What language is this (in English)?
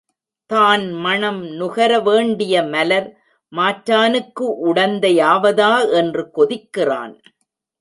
Tamil